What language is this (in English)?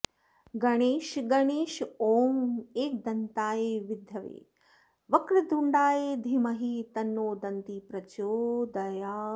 Sanskrit